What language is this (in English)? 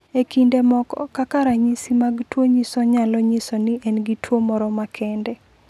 Luo (Kenya and Tanzania)